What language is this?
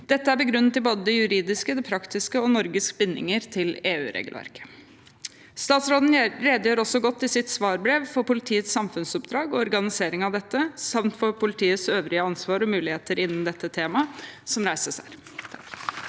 Norwegian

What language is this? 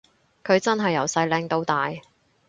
Cantonese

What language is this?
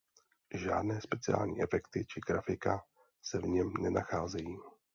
Czech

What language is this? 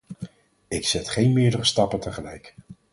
Dutch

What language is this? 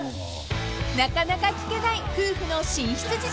Japanese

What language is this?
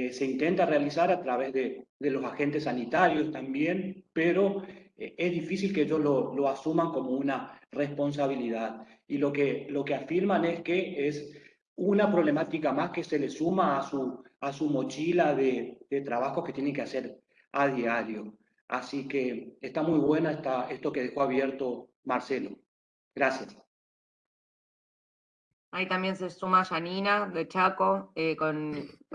Spanish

